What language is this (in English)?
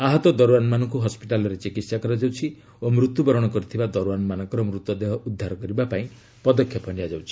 Odia